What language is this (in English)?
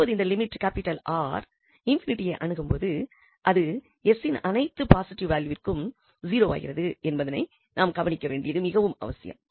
Tamil